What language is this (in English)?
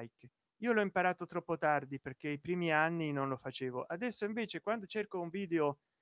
Italian